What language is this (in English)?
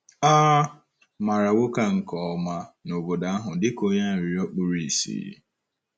Igbo